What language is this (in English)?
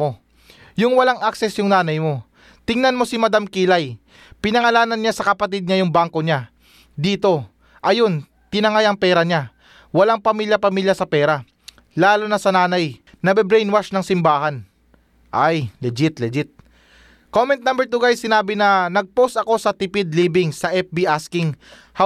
Filipino